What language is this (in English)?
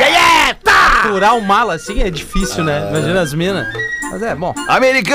Portuguese